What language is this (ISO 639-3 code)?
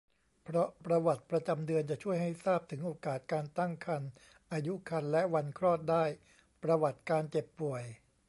tha